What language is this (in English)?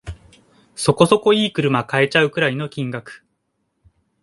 Japanese